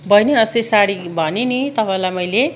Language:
Nepali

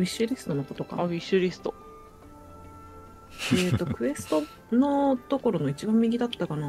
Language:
Japanese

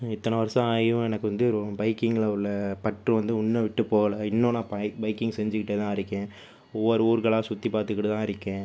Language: Tamil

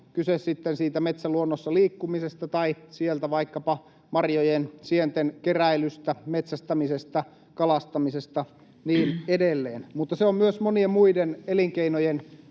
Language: Finnish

